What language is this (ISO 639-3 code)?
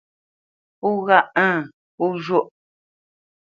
bce